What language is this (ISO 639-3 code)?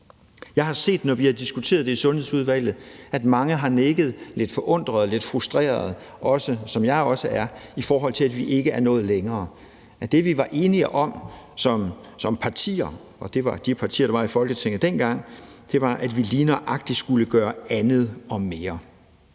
dan